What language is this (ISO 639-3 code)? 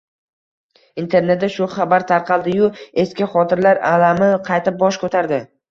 uzb